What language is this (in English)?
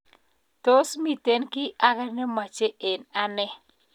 Kalenjin